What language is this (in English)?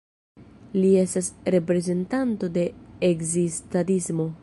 Esperanto